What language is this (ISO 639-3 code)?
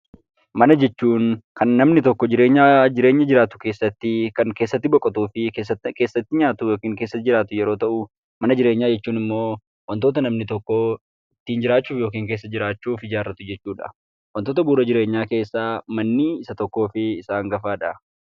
orm